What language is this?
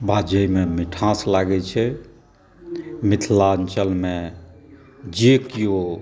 Maithili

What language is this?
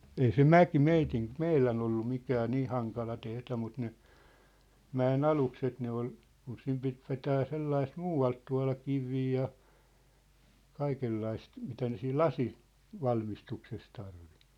Finnish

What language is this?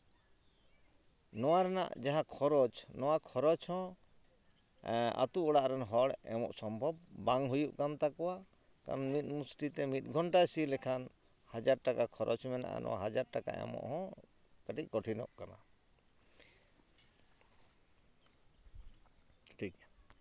Santali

